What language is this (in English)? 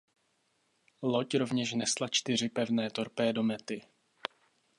Czech